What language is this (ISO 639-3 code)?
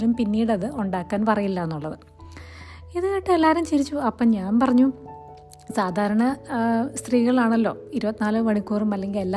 mal